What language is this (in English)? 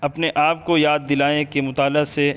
Urdu